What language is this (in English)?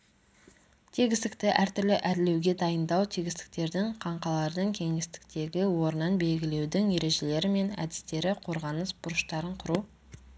Kazakh